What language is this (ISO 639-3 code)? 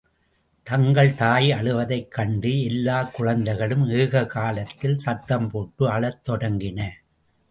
tam